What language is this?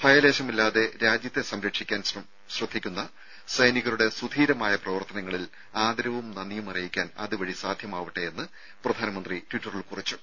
Malayalam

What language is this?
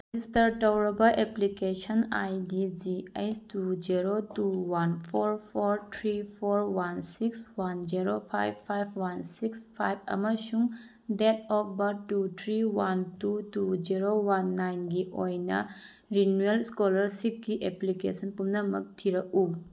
Manipuri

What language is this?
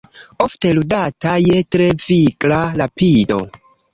Esperanto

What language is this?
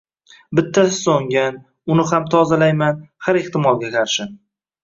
Uzbek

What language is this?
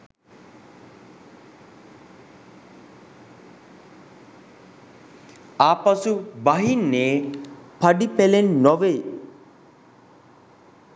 Sinhala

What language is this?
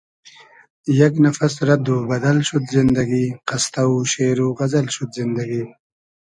Hazaragi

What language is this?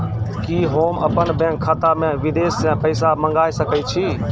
Maithili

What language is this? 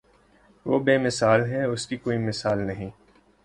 Urdu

